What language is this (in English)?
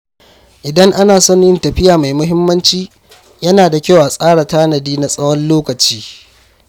Hausa